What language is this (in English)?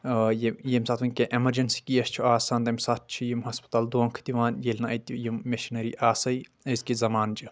Kashmiri